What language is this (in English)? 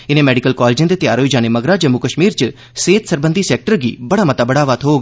Dogri